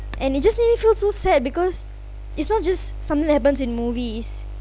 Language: English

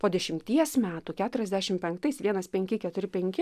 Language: Lithuanian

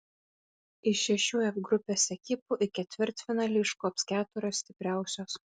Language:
Lithuanian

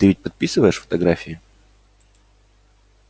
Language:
Russian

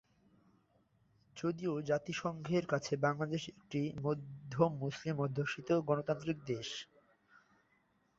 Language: Bangla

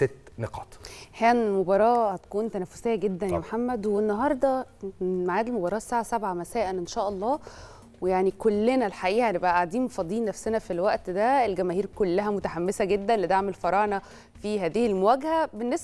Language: Arabic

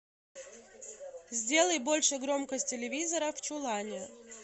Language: Russian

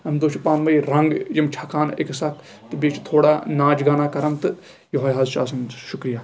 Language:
Kashmiri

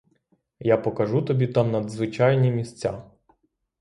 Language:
Ukrainian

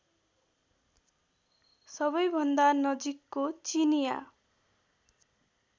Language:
Nepali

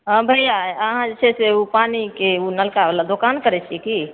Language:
Maithili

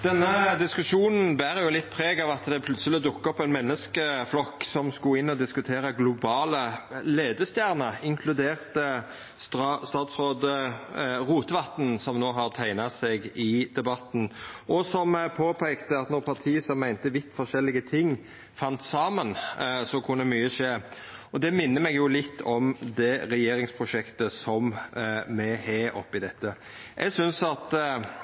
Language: Norwegian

